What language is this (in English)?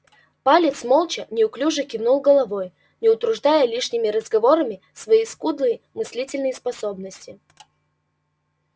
Russian